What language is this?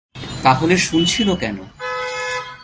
Bangla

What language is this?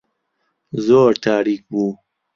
Central Kurdish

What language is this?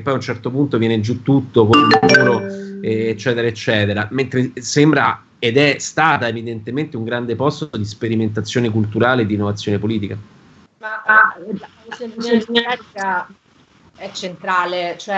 Italian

